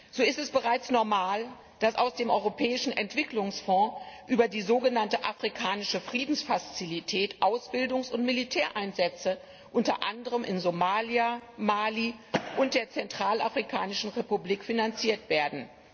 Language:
German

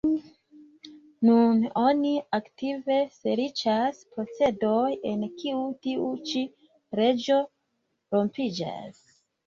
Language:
Esperanto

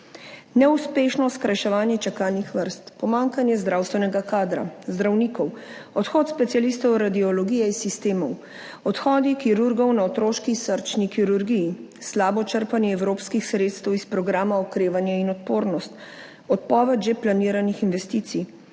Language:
Slovenian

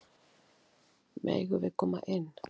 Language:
Icelandic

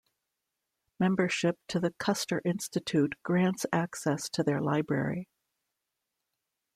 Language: English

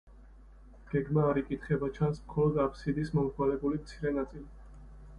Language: Georgian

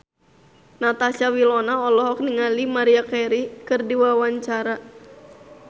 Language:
Sundanese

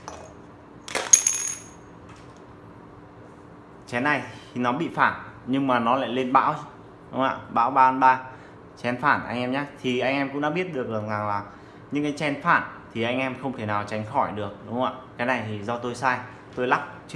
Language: Vietnamese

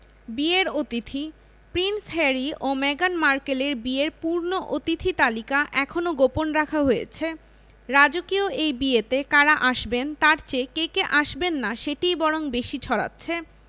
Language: Bangla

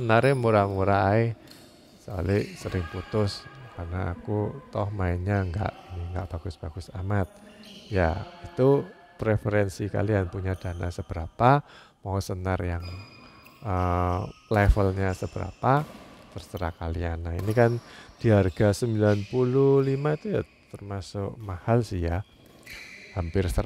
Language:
Indonesian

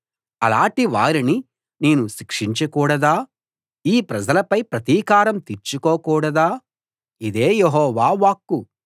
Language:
Telugu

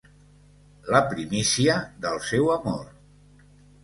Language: Catalan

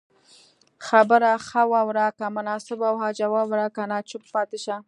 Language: Pashto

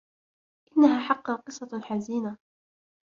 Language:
Arabic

